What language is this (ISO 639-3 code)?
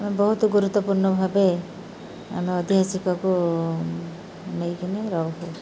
ori